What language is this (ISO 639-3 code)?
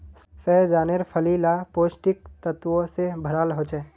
mag